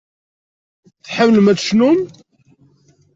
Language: Kabyle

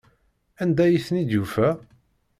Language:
Kabyle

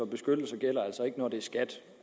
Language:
Danish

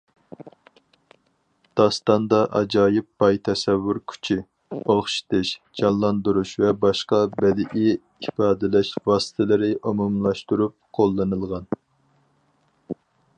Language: Uyghur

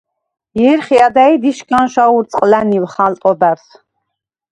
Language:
Svan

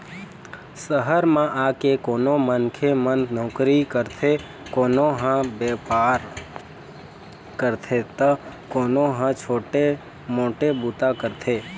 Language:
Chhattisgarhi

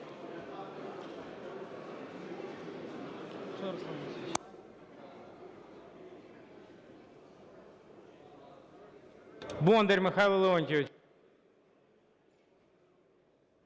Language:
Ukrainian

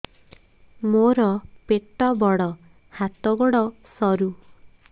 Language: Odia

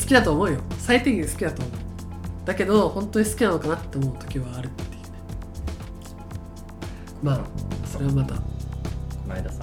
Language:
Japanese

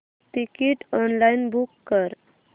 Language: Marathi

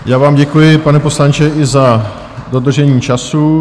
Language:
Czech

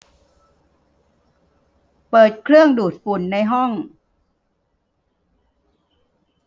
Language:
Thai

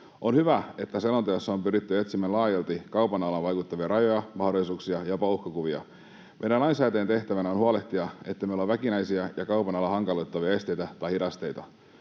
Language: Finnish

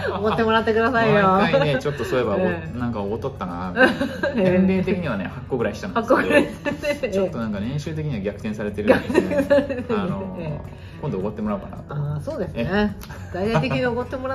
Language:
Japanese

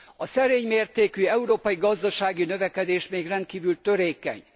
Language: Hungarian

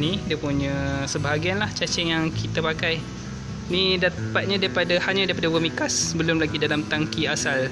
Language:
Malay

